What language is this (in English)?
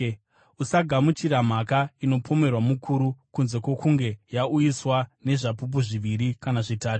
Shona